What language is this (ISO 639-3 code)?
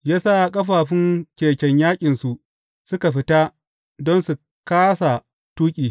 hau